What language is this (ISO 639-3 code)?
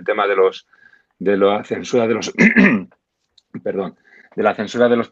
spa